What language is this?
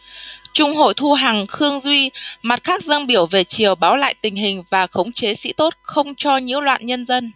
Vietnamese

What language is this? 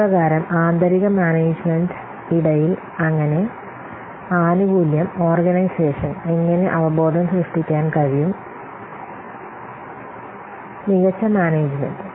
Malayalam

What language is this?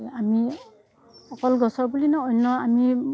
Assamese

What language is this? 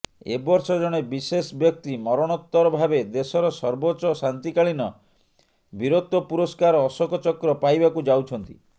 Odia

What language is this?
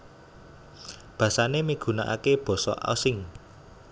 Javanese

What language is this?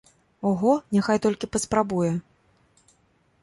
Belarusian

